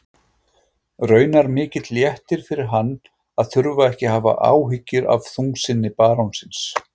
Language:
Icelandic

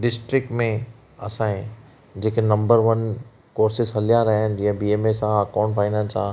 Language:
Sindhi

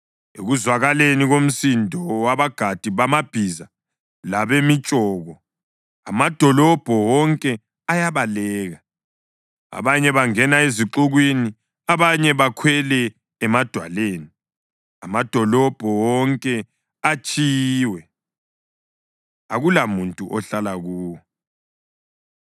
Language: North Ndebele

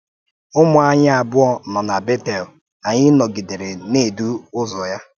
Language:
Igbo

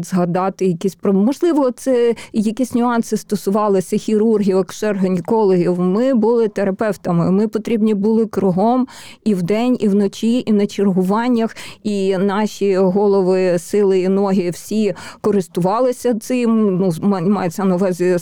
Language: Ukrainian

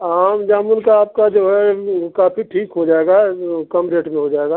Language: Hindi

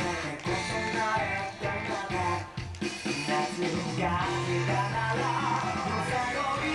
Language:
Japanese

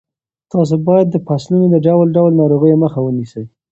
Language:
Pashto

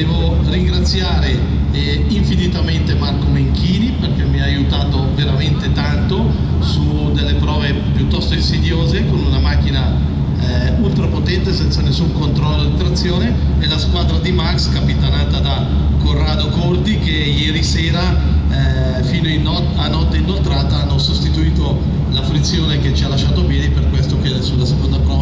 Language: Italian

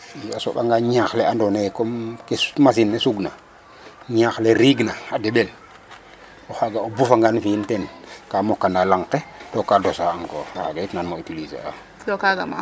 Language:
Serer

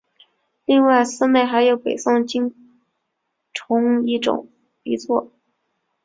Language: Chinese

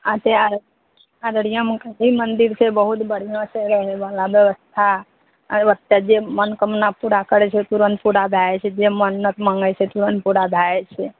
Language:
Maithili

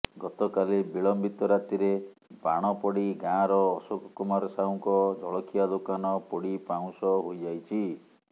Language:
Odia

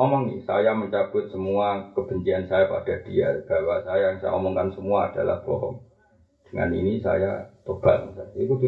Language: Malay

